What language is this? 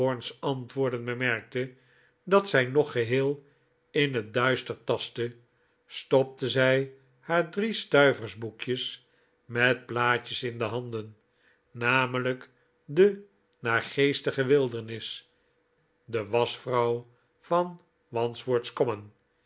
Dutch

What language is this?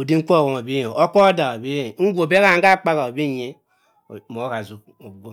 Cross River Mbembe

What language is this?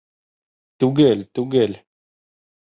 Bashkir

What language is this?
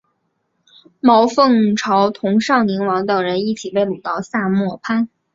Chinese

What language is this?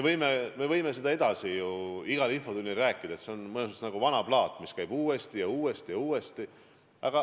Estonian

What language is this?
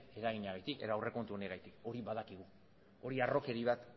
Basque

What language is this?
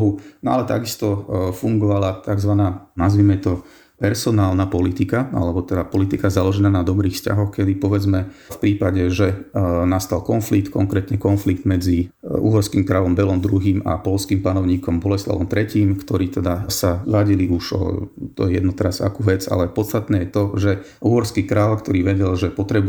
Slovak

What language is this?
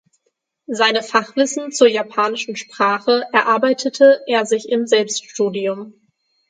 German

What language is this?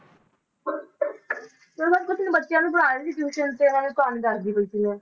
Punjabi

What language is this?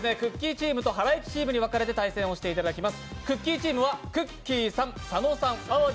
Japanese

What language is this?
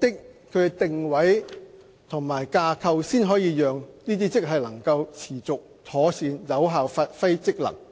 Cantonese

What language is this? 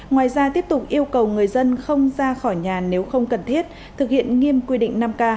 Vietnamese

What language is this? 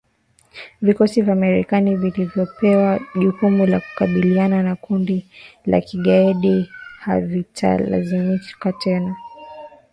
Swahili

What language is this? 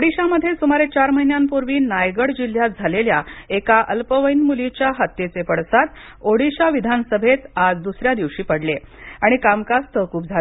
Marathi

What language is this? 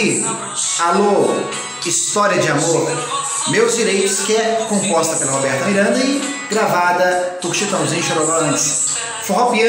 Portuguese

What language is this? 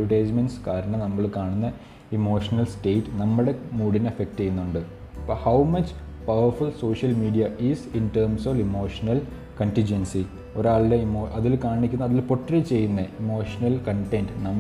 Malayalam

